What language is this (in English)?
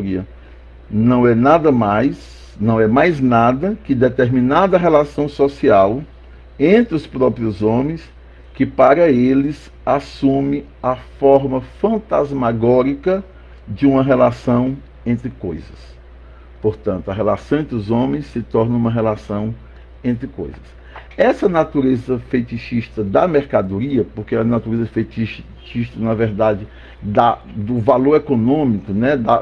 Portuguese